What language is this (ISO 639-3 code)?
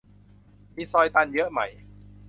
tha